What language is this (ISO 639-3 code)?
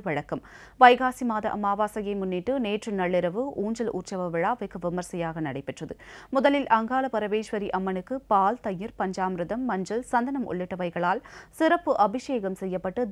kor